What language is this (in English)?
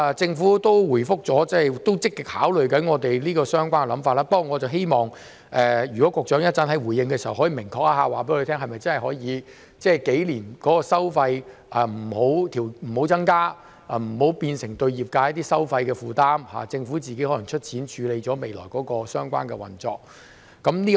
Cantonese